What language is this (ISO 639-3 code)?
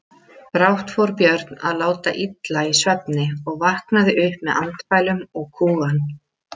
isl